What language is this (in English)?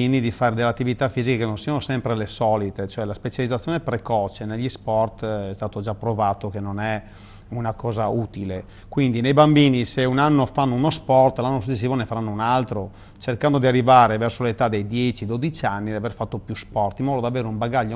Italian